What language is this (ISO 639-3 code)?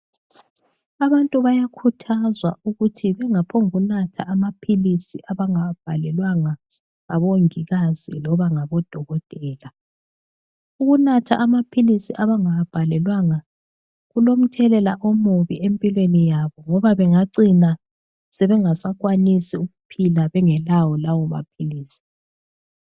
nde